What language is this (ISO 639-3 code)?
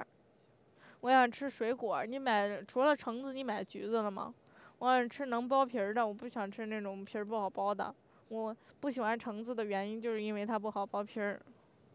zho